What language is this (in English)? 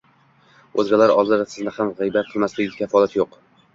Uzbek